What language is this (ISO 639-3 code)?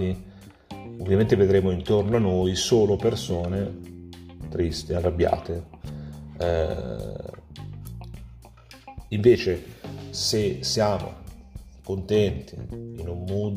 ita